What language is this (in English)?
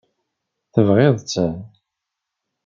Kabyle